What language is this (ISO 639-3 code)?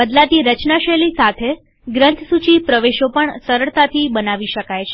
guj